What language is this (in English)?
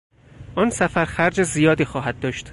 Persian